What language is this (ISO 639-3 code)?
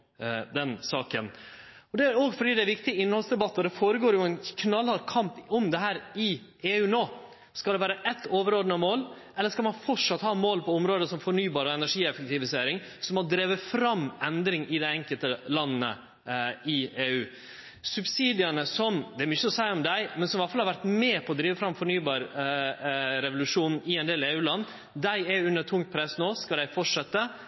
nno